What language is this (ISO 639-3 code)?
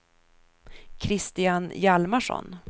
swe